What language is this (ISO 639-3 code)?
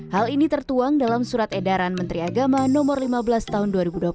ind